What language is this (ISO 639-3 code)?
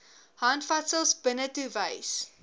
afr